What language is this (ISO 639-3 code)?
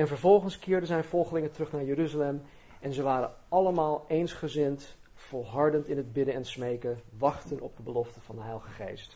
nld